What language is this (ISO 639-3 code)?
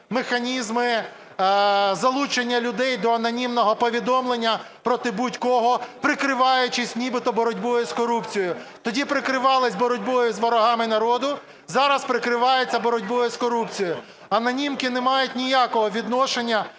ukr